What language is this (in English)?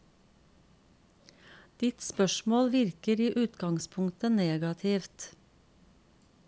Norwegian